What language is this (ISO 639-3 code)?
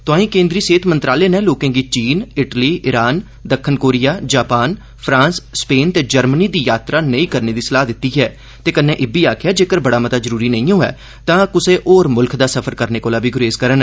doi